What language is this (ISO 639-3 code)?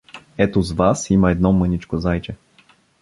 bul